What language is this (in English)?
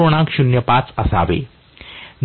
Marathi